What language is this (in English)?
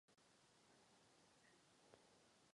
Czech